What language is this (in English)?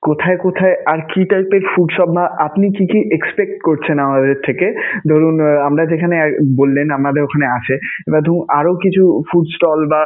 Bangla